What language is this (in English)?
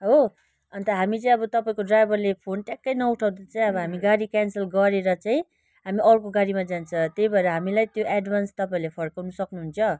Nepali